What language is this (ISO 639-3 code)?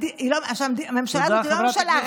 heb